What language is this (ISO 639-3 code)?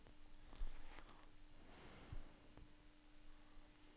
nor